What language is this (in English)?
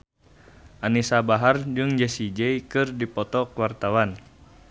Sundanese